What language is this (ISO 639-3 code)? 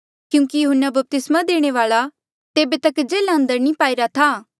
mjl